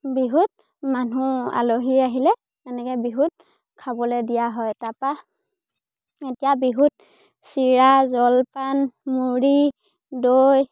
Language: Assamese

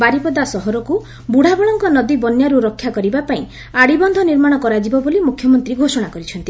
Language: Odia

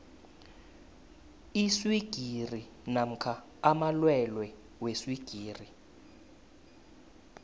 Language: South Ndebele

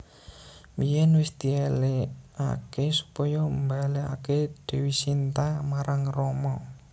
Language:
Javanese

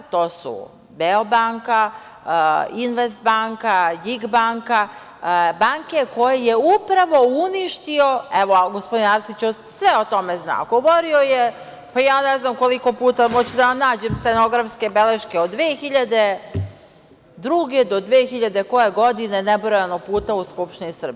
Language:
Serbian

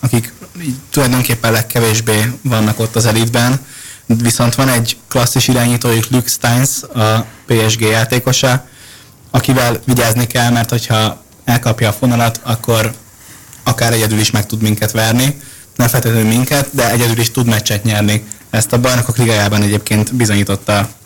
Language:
Hungarian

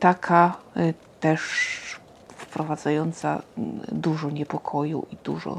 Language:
Polish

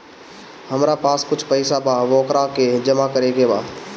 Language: Bhojpuri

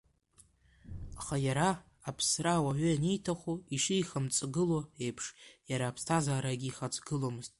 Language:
Abkhazian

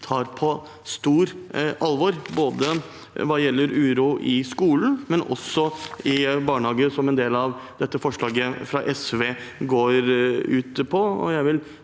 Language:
Norwegian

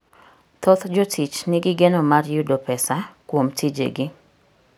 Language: Luo (Kenya and Tanzania)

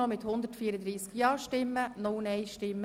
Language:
Swiss German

